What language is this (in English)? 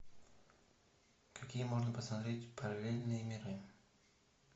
Russian